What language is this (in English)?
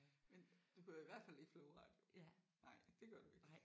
Danish